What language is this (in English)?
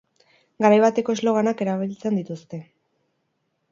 Basque